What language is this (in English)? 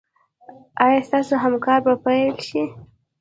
Pashto